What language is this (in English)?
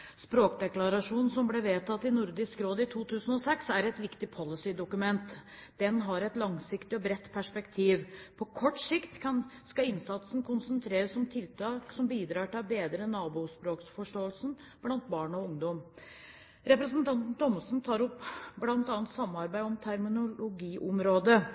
Norwegian Bokmål